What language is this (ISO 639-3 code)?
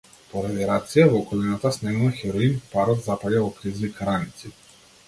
mkd